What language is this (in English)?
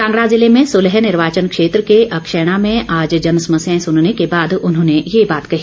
Hindi